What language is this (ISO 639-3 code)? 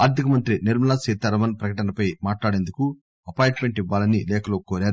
tel